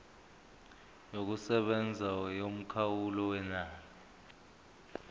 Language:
Zulu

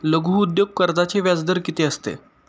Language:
Marathi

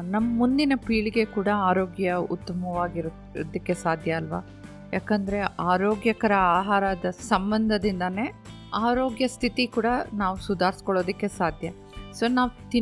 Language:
Kannada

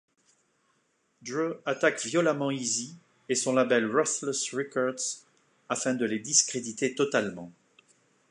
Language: French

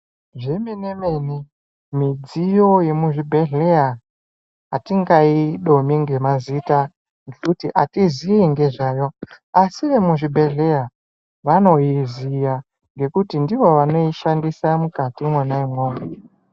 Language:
Ndau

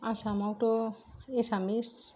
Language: Bodo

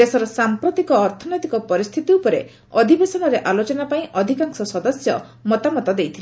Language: Odia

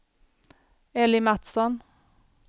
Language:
Swedish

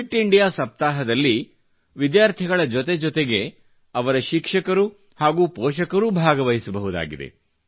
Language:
Kannada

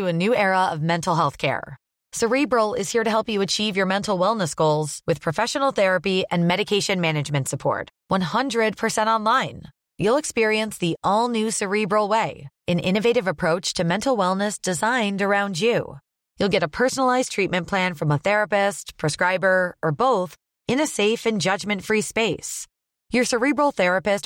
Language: Filipino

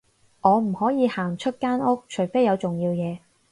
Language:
Cantonese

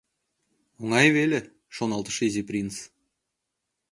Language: Mari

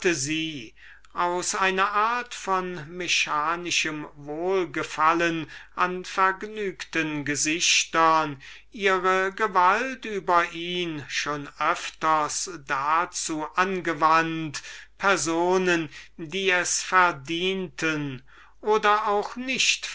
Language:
German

